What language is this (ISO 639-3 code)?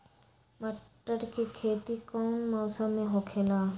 mag